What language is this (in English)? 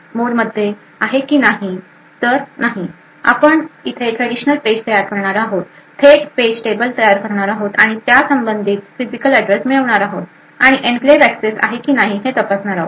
Marathi